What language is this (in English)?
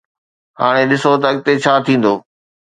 Sindhi